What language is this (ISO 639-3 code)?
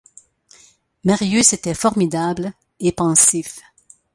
fra